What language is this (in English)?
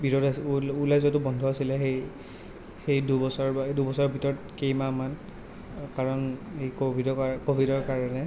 Assamese